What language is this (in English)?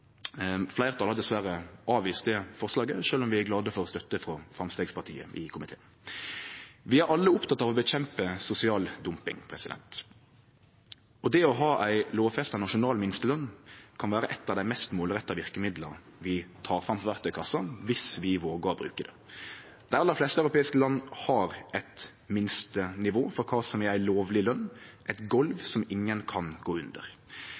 Norwegian Nynorsk